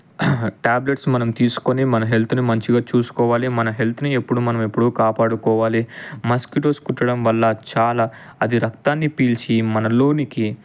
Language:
Telugu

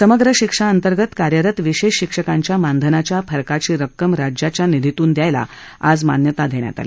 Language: Marathi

